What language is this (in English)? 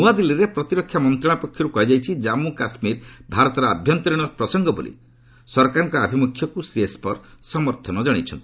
Odia